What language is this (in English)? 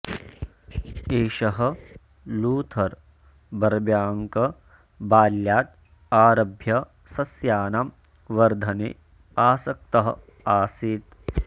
Sanskrit